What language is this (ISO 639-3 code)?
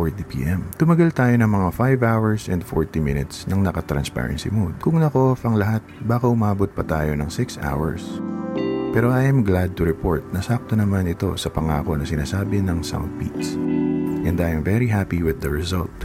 fil